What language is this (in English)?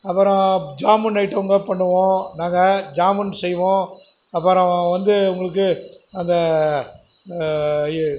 Tamil